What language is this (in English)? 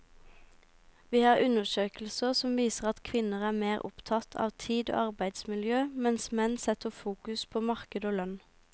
Norwegian